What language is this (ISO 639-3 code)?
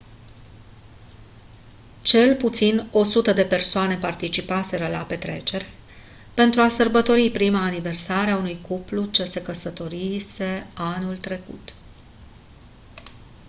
ron